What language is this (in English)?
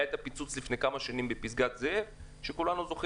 Hebrew